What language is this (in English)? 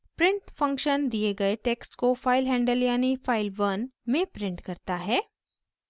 Hindi